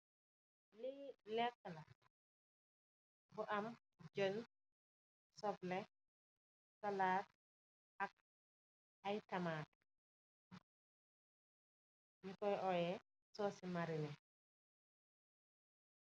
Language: Wolof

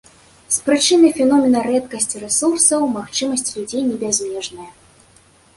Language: Belarusian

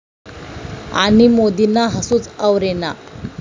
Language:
Marathi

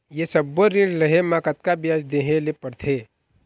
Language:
Chhattisgarhi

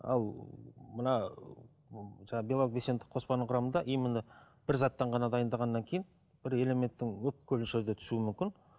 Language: Kazakh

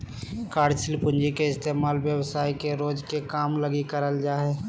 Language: Magahi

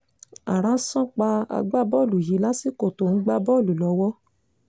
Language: Yoruba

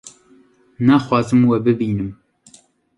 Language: Kurdish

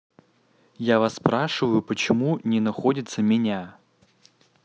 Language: Russian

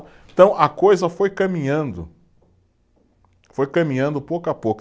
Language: Portuguese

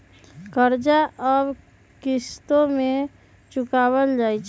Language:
Magahi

